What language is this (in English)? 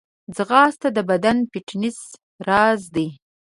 Pashto